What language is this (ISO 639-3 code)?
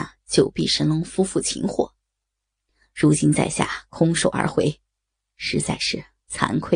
zho